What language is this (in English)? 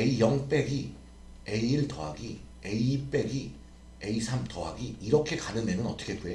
Korean